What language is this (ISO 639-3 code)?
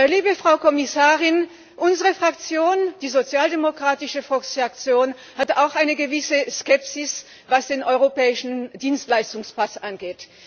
deu